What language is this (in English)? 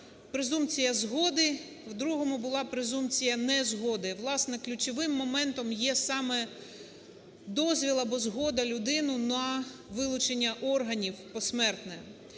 Ukrainian